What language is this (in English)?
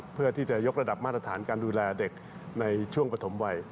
Thai